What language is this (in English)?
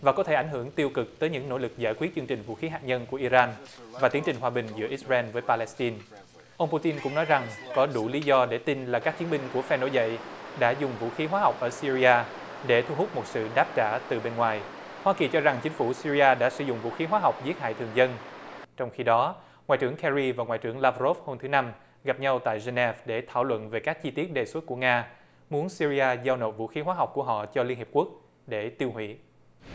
Vietnamese